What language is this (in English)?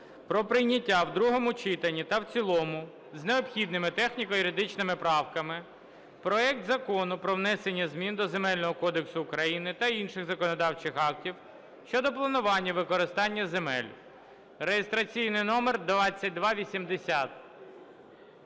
Ukrainian